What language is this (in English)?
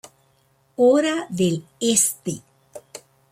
Spanish